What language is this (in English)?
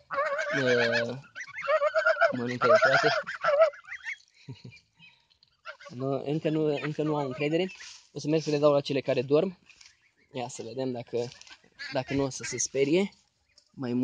Romanian